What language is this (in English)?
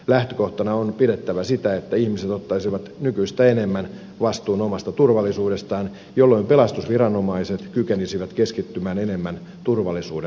Finnish